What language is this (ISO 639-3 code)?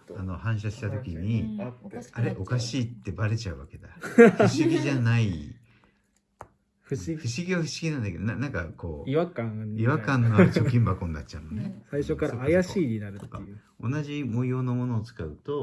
jpn